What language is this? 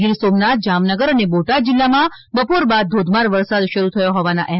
Gujarati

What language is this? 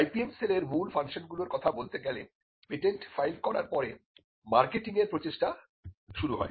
Bangla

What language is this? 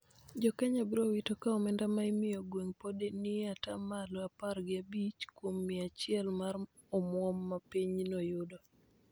Luo (Kenya and Tanzania)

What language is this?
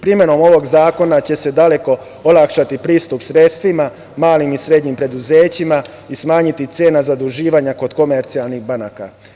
Serbian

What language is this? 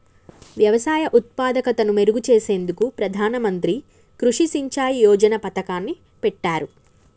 Telugu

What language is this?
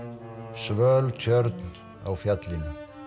Icelandic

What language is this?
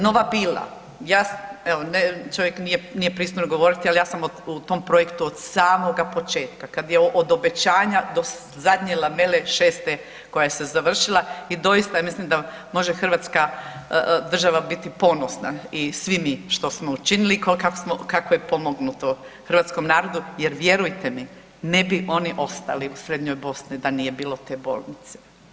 Croatian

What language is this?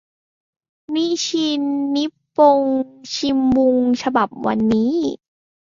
Thai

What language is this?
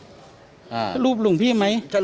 Thai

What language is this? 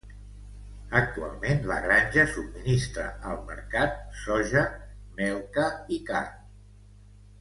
Catalan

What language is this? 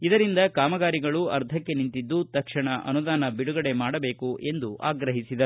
Kannada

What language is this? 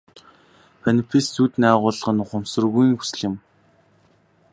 Mongolian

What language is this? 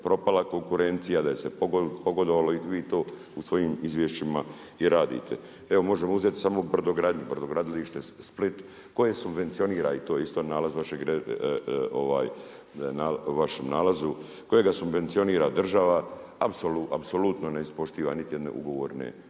Croatian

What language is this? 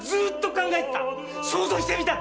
Japanese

